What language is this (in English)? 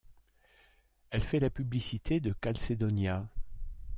French